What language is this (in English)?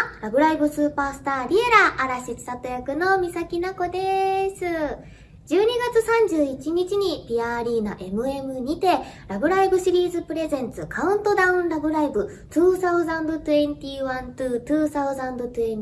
Japanese